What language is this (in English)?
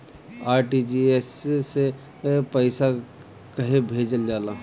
Bhojpuri